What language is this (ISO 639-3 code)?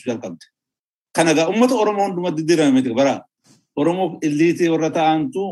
swe